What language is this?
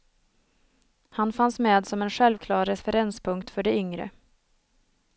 Swedish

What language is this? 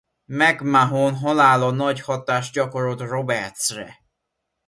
Hungarian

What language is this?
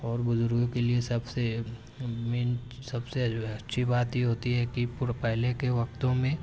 Urdu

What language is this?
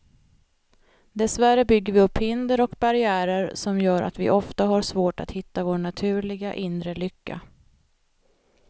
Swedish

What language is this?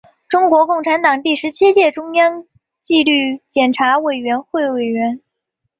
Chinese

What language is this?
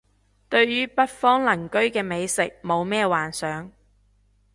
Cantonese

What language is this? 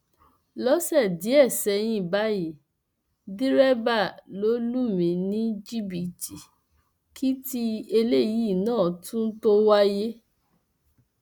Yoruba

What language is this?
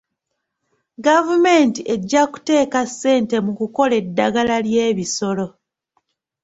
Ganda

